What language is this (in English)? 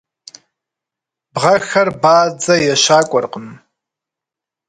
Kabardian